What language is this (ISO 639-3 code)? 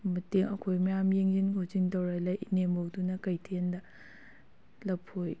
mni